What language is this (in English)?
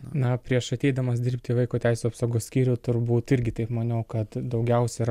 Lithuanian